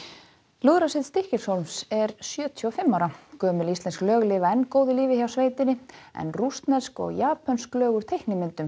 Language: Icelandic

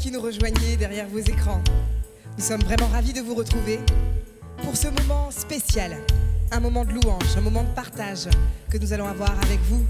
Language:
French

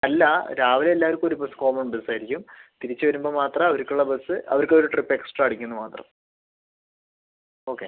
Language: Malayalam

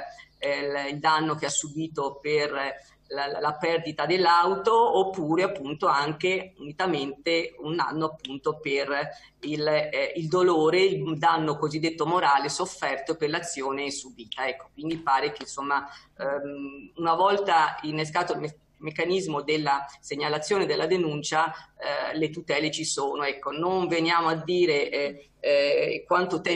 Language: Italian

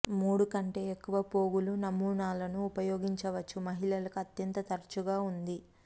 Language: Telugu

